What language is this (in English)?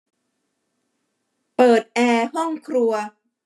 Thai